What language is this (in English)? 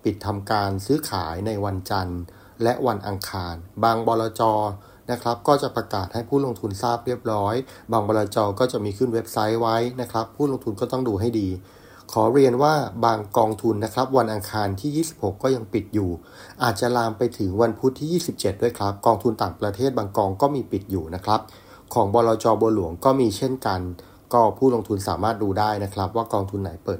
Thai